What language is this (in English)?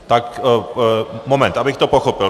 Czech